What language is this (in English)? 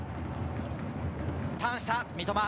Japanese